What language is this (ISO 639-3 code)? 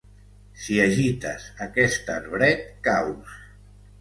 cat